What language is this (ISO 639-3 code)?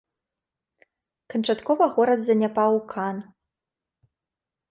bel